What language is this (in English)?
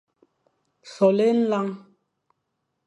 Fang